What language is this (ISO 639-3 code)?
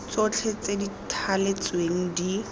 tsn